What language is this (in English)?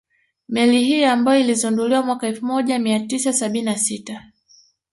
Swahili